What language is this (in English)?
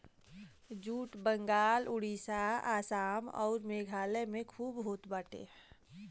Bhojpuri